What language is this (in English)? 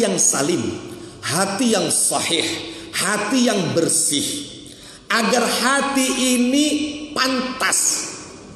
Indonesian